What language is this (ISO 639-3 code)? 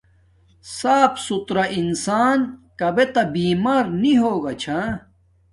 dmk